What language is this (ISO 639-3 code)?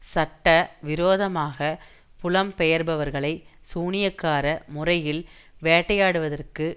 tam